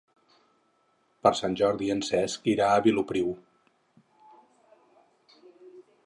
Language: Catalan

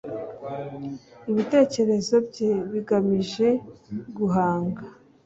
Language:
Kinyarwanda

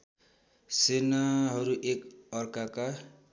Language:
Nepali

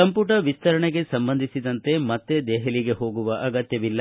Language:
Kannada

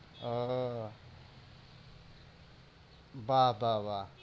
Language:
Bangla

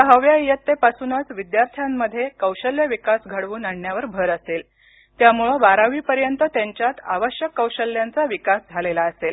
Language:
Marathi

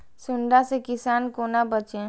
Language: Maithili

